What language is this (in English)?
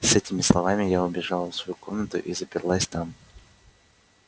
Russian